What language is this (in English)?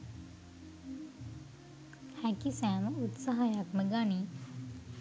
Sinhala